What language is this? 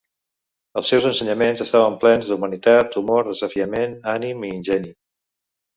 Catalan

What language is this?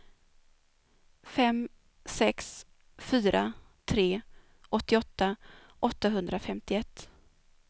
Swedish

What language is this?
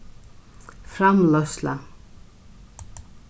Faroese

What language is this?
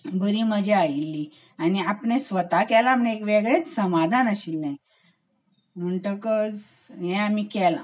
Konkani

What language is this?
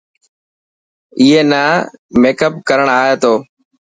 Dhatki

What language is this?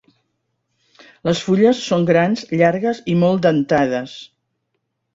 Catalan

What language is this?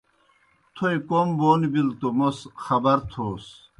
Kohistani Shina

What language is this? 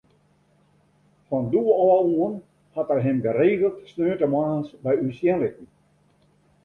Western Frisian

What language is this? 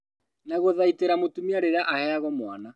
Kikuyu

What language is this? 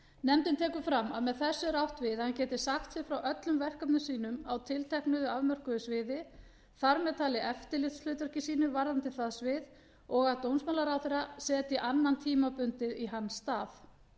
Icelandic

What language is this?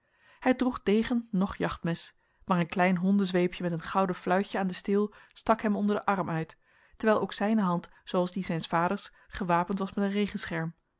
Dutch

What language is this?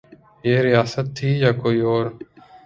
Urdu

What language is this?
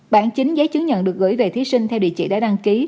Vietnamese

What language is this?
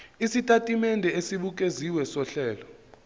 Zulu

